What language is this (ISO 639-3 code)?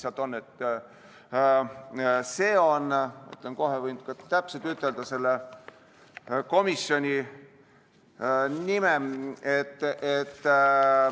est